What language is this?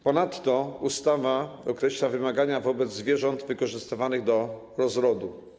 Polish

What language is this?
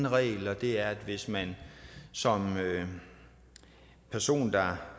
Danish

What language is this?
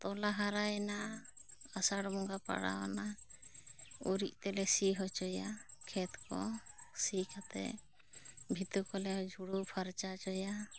Santali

